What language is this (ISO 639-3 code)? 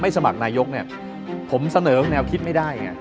tha